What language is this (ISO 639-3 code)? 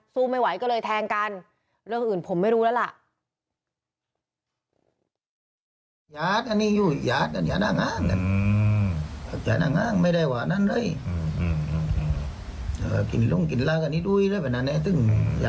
tha